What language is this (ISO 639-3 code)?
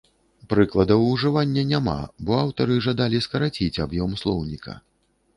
bel